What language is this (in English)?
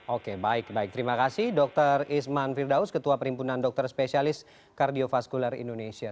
Indonesian